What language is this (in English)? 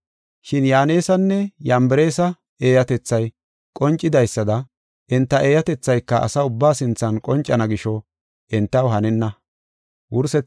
Gofa